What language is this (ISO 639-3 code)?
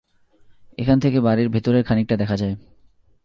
ben